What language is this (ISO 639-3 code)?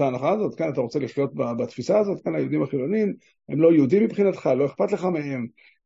heb